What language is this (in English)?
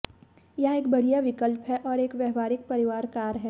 Hindi